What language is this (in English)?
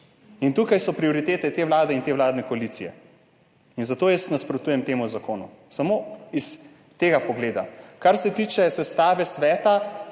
Slovenian